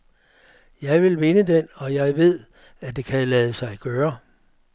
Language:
Danish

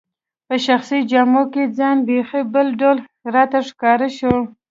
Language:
Pashto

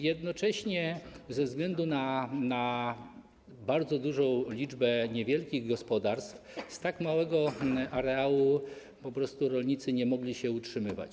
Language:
Polish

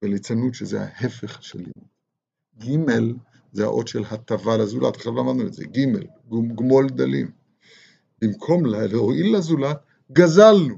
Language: Hebrew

